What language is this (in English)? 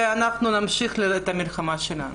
Hebrew